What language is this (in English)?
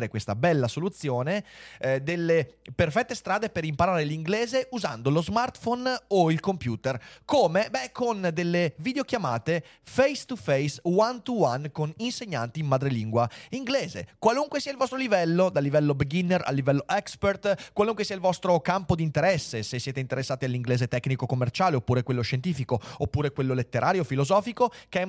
Italian